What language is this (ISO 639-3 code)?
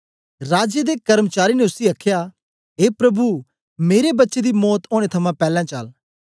doi